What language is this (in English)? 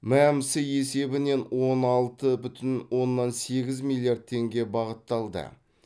Kazakh